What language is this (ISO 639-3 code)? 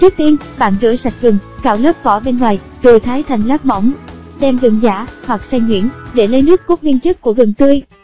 vie